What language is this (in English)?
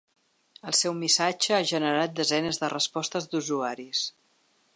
Catalan